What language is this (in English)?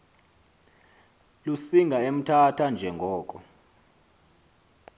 Xhosa